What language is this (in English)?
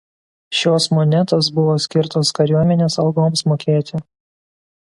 Lithuanian